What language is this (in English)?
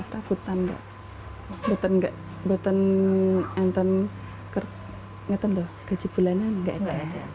Indonesian